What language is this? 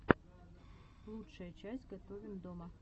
Russian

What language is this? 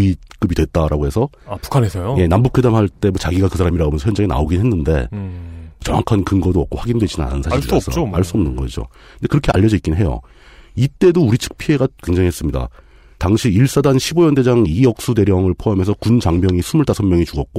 Korean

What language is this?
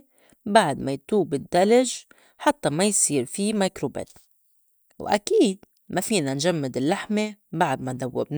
North Levantine Arabic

